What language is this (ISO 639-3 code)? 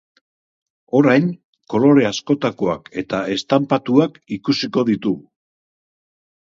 eus